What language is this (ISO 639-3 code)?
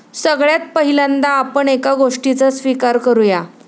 mar